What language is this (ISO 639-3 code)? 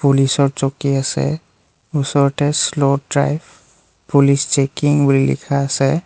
asm